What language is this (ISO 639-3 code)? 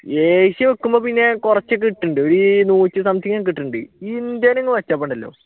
mal